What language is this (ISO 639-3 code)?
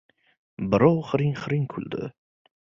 uzb